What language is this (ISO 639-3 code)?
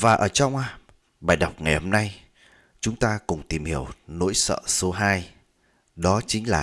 vie